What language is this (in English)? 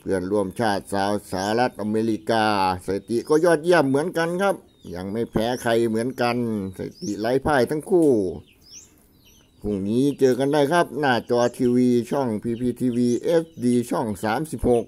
Thai